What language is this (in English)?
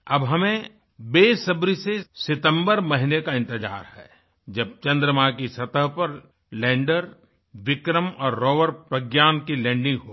Hindi